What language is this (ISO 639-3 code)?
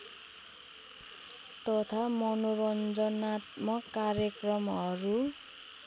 nep